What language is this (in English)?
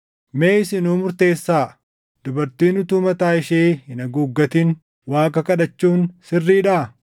Oromo